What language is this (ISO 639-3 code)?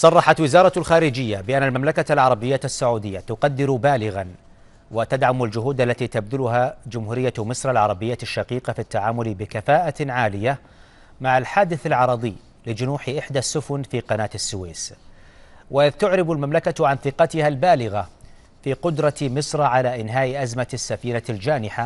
ara